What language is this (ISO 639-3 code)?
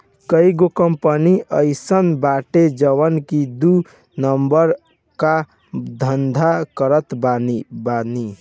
bho